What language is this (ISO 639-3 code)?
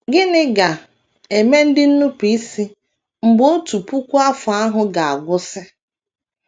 ibo